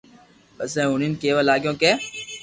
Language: Loarki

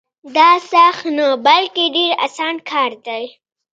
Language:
Pashto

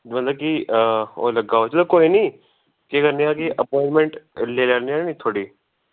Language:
Dogri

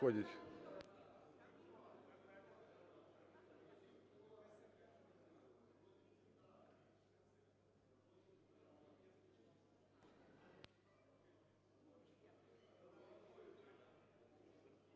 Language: Ukrainian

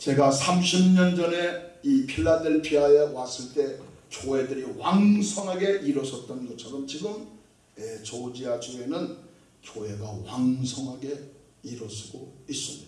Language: Korean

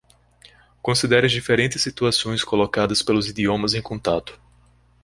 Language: Portuguese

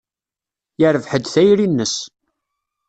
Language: Kabyle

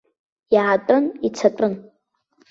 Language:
Abkhazian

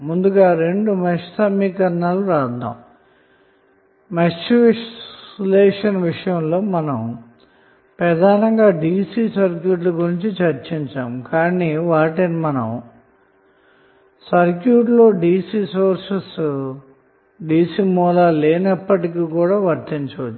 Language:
Telugu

